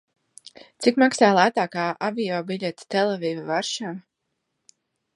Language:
Latvian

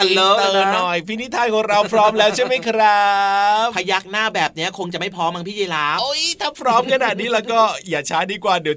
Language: Thai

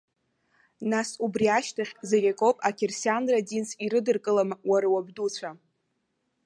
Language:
Abkhazian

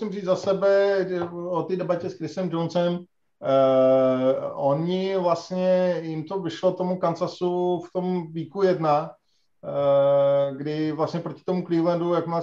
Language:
Czech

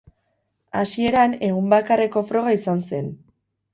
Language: Basque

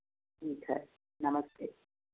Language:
Hindi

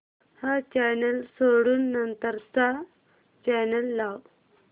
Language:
Marathi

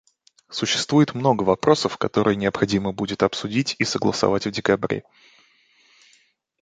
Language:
Russian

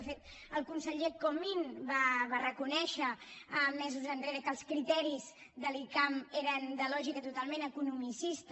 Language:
Catalan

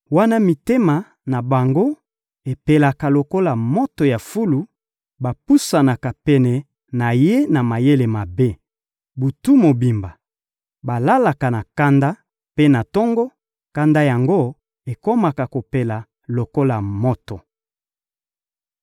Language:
Lingala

